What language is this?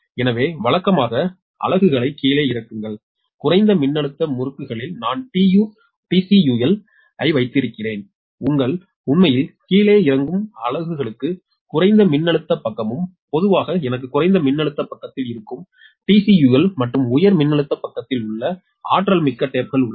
Tamil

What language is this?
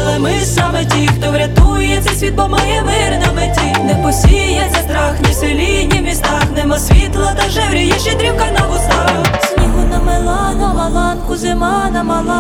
Ukrainian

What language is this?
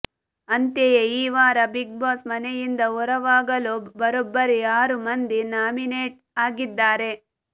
Kannada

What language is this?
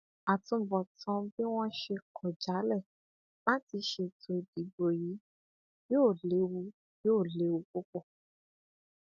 Yoruba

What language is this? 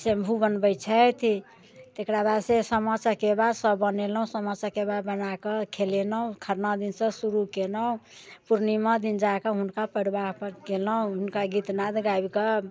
Maithili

